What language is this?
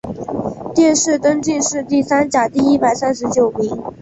Chinese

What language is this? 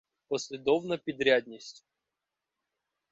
Ukrainian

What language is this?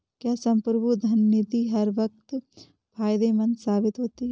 Hindi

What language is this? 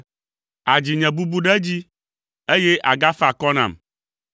Ewe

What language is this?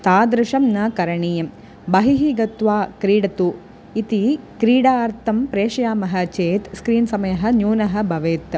Sanskrit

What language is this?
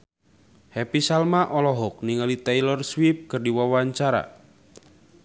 Sundanese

